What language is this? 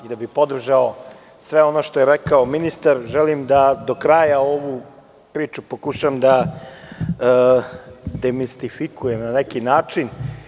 Serbian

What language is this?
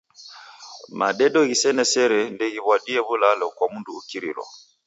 Taita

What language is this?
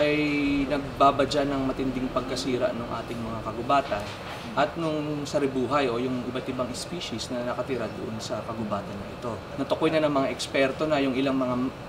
Filipino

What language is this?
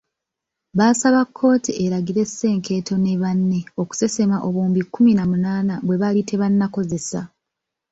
Ganda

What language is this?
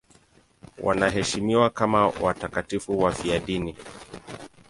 Swahili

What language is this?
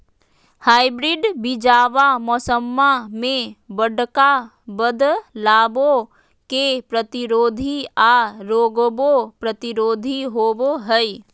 Magahi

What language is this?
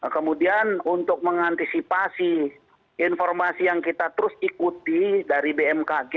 Indonesian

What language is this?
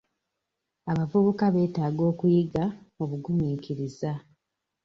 Ganda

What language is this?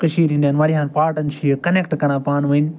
Kashmiri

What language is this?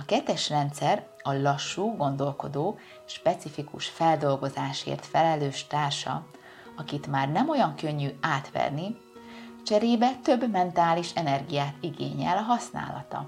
Hungarian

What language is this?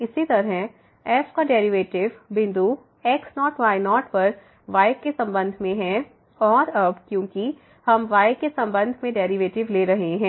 Hindi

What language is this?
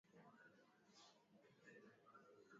Swahili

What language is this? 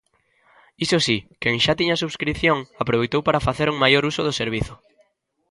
Galician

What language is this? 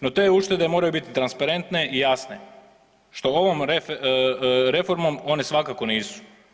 Croatian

